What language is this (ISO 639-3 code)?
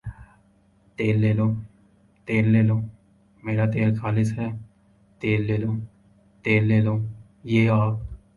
urd